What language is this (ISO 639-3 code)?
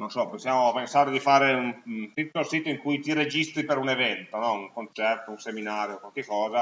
ita